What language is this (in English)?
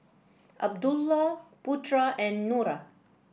English